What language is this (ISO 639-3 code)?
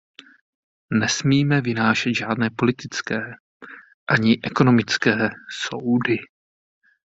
ces